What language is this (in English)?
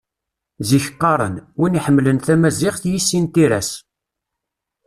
Kabyle